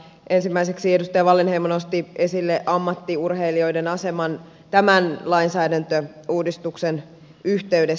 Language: Finnish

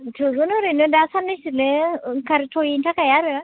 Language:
Bodo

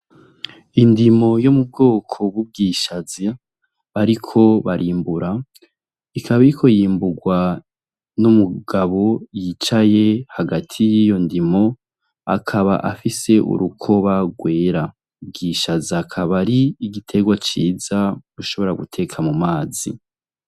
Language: Rundi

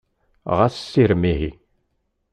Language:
Kabyle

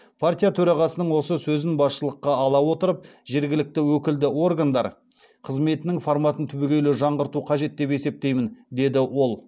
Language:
Kazakh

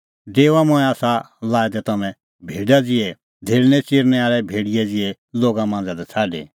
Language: Kullu Pahari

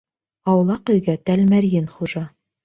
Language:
Bashkir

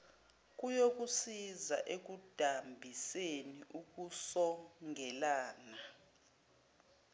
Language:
Zulu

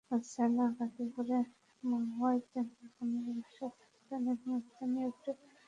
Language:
Bangla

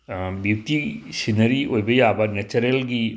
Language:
Manipuri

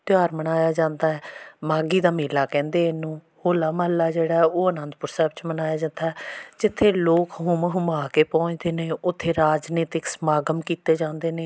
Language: Punjabi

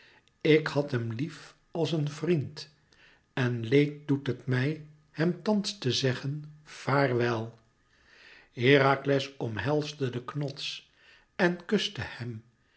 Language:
Dutch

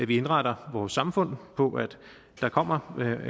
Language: Danish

